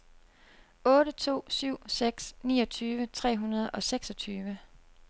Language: Danish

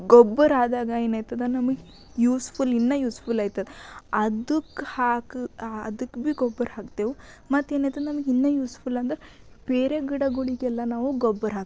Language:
Kannada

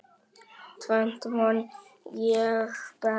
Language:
Icelandic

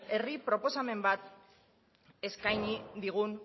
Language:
Basque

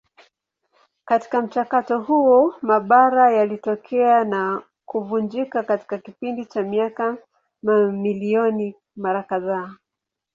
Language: Swahili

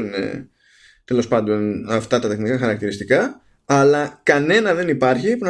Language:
Greek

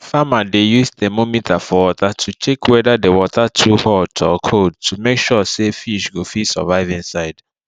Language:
Nigerian Pidgin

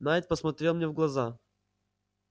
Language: Russian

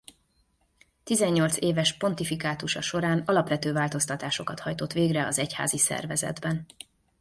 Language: Hungarian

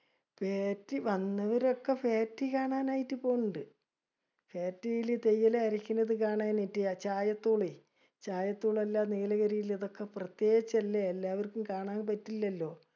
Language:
Malayalam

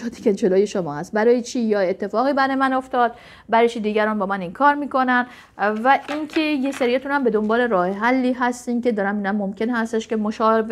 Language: Persian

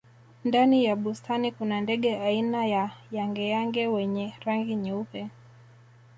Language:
Swahili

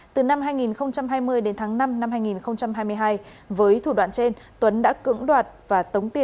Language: Vietnamese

